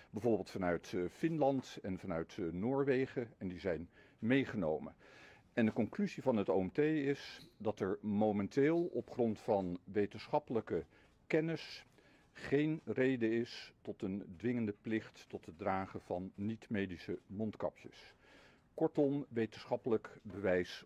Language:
Dutch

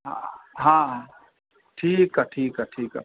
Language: Sindhi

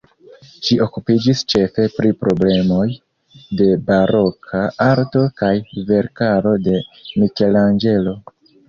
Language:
Esperanto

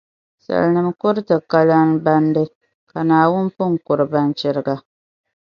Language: Dagbani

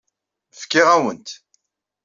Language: Kabyle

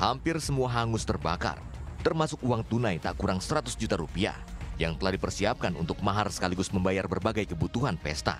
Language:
Indonesian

